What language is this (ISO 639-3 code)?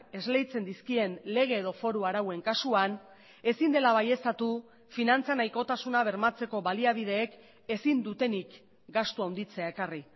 eus